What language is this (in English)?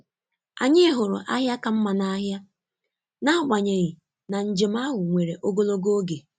Igbo